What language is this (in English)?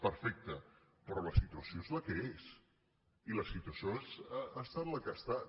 Catalan